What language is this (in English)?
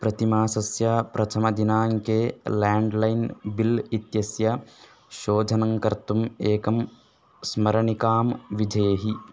Sanskrit